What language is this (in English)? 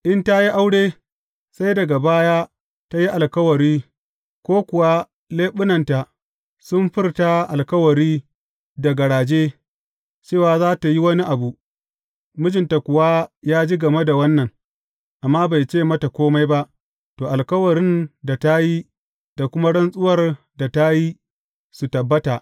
Hausa